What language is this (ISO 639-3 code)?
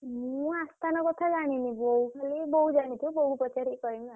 ori